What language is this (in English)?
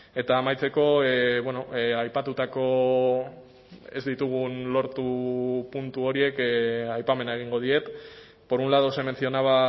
Basque